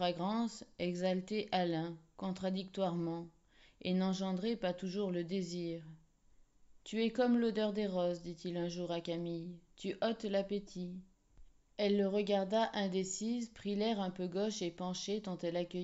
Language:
French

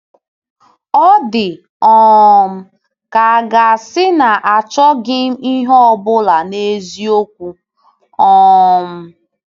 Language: Igbo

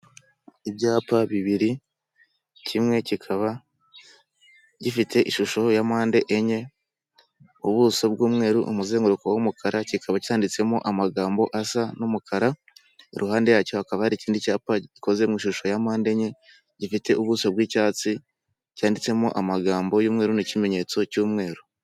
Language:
Kinyarwanda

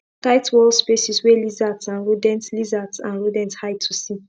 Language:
Nigerian Pidgin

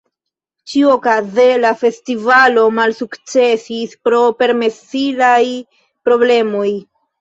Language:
Esperanto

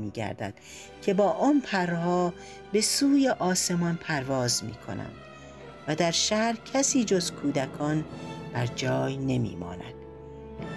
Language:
Persian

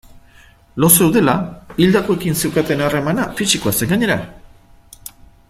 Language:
Basque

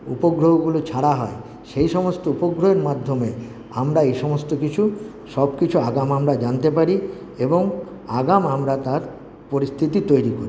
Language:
Bangla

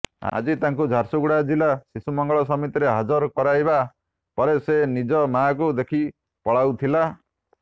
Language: Odia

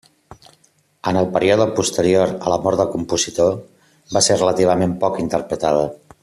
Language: Catalan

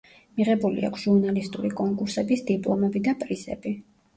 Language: Georgian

